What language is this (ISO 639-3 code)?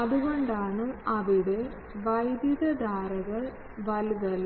mal